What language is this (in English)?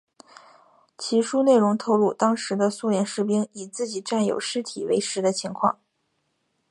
Chinese